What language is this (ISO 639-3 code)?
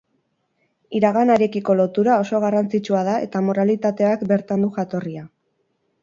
eus